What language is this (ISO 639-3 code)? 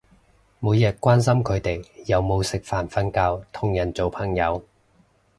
yue